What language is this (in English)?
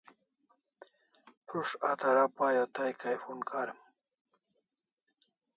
Kalasha